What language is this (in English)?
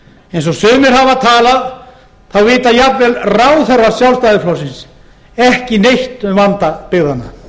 Icelandic